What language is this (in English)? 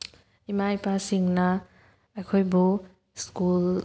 Manipuri